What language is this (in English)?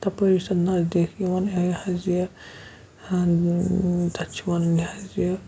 Kashmiri